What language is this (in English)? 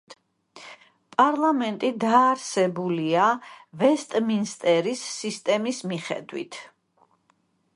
Georgian